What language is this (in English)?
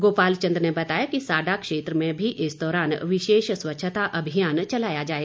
Hindi